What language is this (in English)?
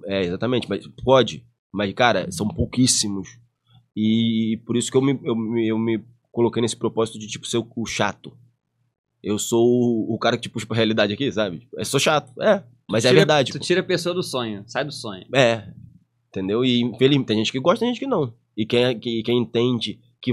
Portuguese